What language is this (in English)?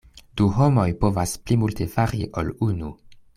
Esperanto